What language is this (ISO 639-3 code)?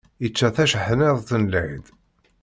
kab